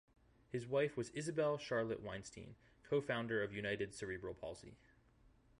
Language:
English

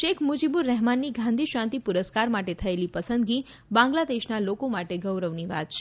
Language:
Gujarati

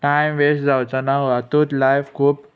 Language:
Konkani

